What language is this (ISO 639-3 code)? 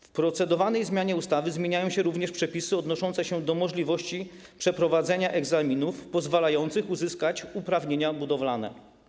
pol